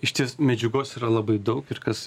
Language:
Lithuanian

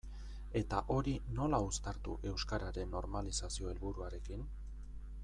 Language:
Basque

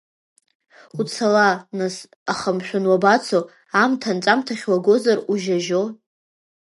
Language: Abkhazian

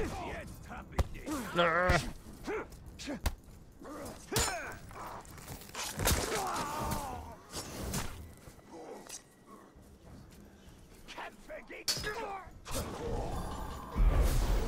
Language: German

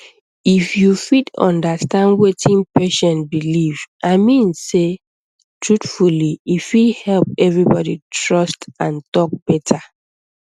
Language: Nigerian Pidgin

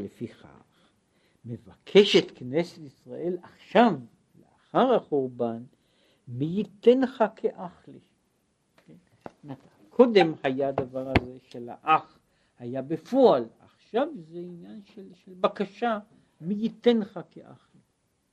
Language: Hebrew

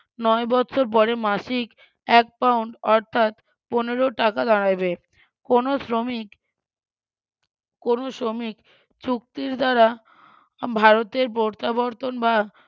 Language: Bangla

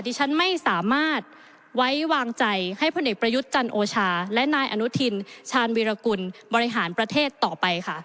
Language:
Thai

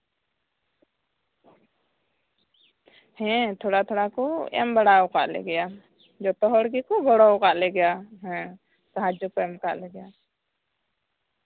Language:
Santali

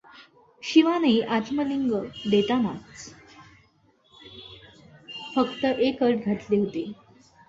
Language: Marathi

